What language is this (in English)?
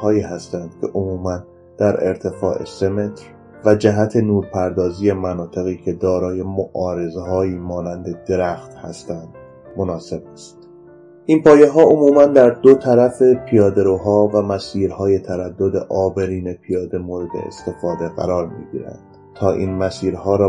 Persian